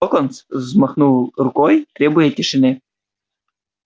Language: Russian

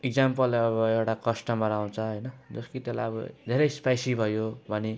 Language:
Nepali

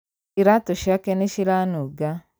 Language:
Kikuyu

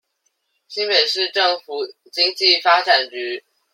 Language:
Chinese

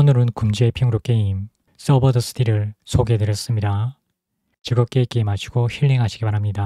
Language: Korean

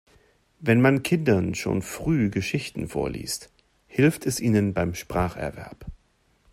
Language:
German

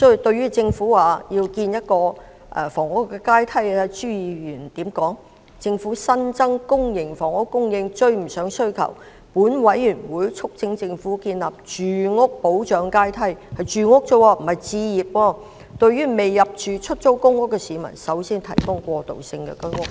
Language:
Cantonese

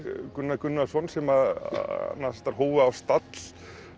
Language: Icelandic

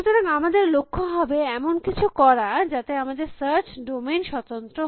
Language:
Bangla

